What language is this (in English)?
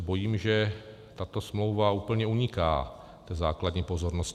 Czech